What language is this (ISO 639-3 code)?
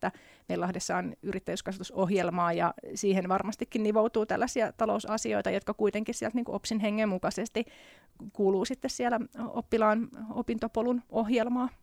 fin